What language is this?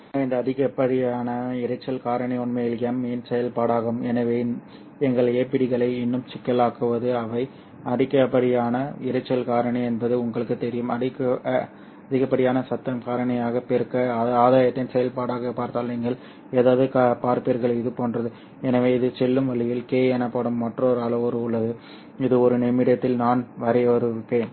Tamil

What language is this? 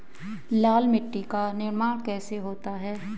Hindi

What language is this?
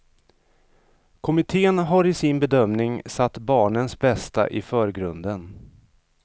Swedish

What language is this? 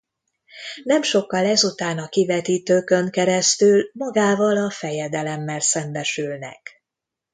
Hungarian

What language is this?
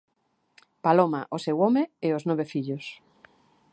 Galician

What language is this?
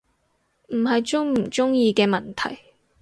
Cantonese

